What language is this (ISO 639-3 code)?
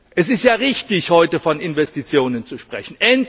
deu